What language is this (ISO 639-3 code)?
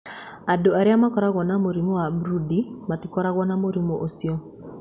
kik